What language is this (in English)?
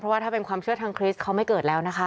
Thai